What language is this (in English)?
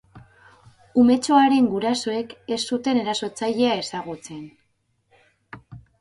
Basque